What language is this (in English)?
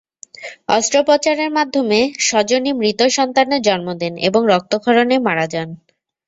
Bangla